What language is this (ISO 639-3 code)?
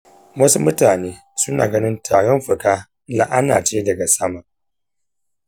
hau